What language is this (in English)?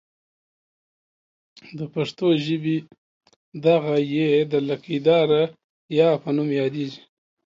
Pashto